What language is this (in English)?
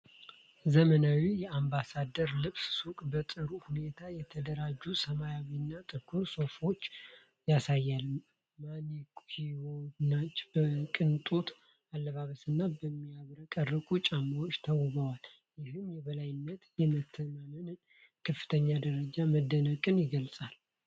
Amharic